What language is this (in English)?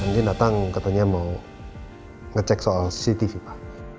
Indonesian